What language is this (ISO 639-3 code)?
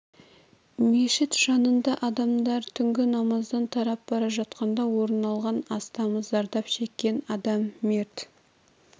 kaz